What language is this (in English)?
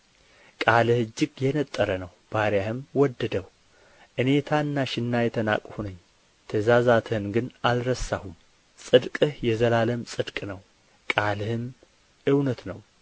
Amharic